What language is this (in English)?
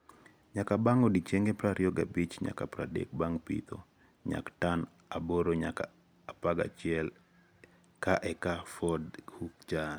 Luo (Kenya and Tanzania)